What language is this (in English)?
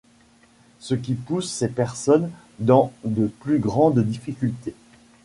French